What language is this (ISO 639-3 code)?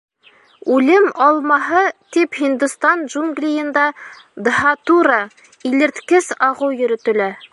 bak